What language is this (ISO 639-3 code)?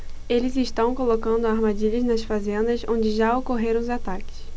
por